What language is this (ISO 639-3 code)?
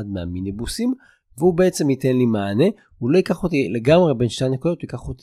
heb